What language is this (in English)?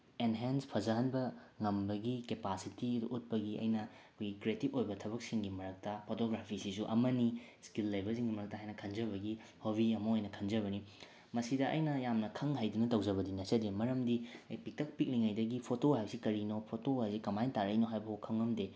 Manipuri